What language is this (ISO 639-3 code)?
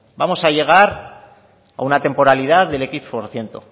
spa